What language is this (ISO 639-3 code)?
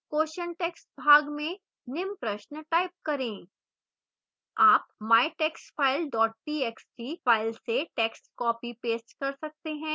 hin